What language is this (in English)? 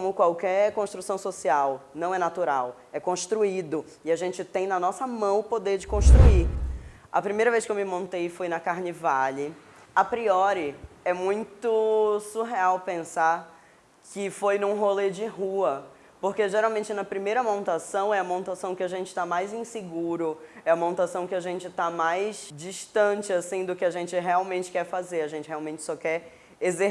Portuguese